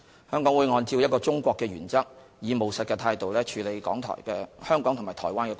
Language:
Cantonese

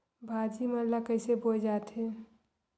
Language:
Chhattisgarhi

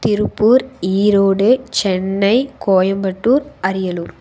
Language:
Tamil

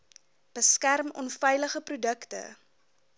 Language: Afrikaans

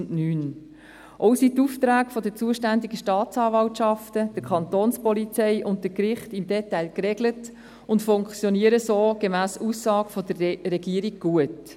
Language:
Swiss German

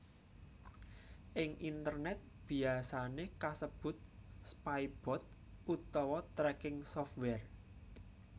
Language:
Javanese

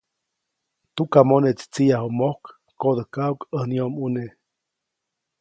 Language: Copainalá Zoque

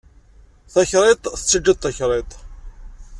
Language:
Kabyle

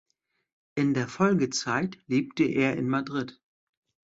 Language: German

